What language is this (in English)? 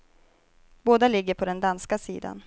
Swedish